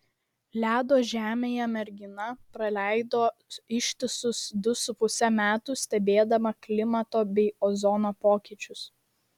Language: Lithuanian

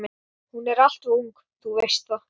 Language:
Icelandic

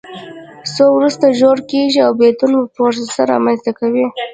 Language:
Pashto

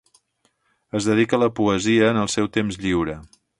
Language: Catalan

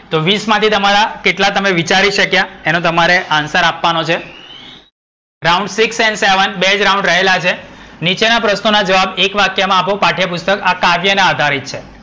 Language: Gujarati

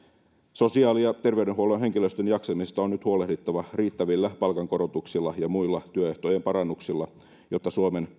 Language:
Finnish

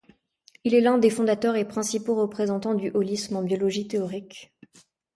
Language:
French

